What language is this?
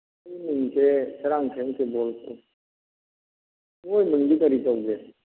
Manipuri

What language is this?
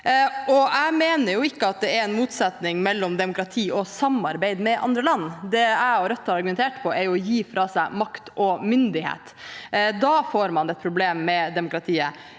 Norwegian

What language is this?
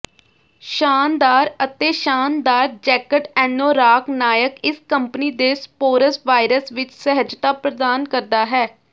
Punjabi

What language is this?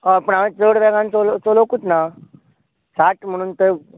Konkani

